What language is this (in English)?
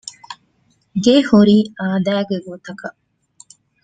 Divehi